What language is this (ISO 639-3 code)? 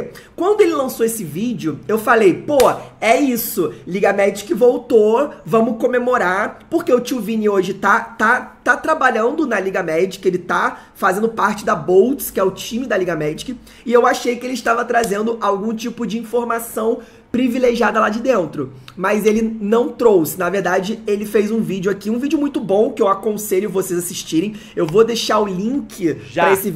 por